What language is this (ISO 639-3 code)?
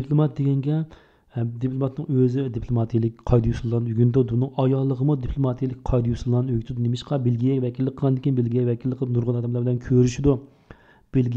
tur